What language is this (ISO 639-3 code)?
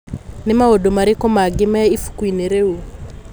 kik